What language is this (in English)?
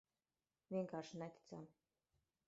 Latvian